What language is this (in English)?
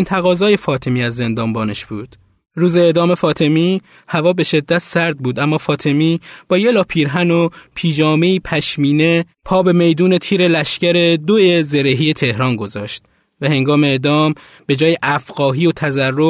Persian